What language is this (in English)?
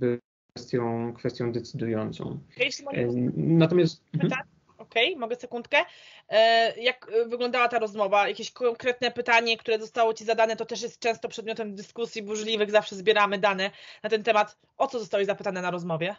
Polish